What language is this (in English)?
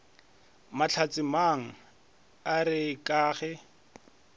Northern Sotho